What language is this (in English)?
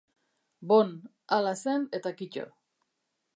Basque